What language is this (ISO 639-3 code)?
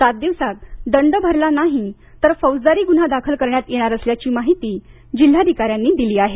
mar